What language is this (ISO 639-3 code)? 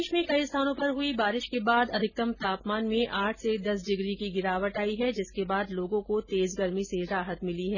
hin